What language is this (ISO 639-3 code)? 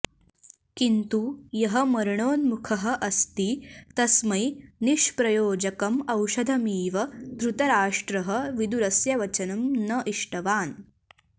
san